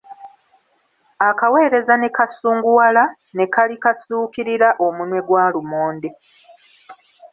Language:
Ganda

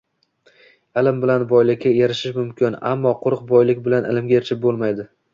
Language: Uzbek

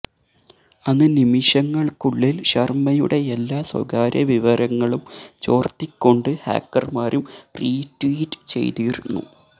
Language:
Malayalam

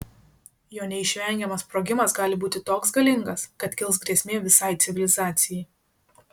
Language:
Lithuanian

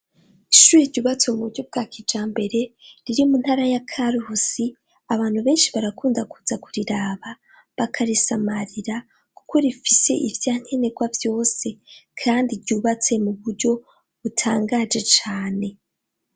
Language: Rundi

